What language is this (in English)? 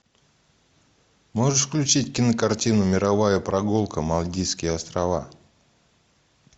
Russian